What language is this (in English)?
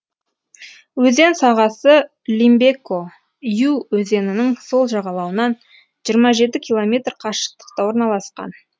Kazakh